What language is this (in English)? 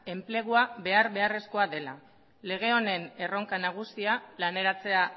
Basque